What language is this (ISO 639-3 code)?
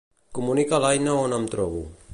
cat